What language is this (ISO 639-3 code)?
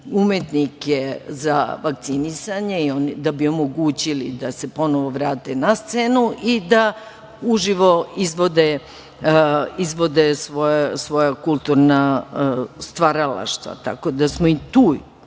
srp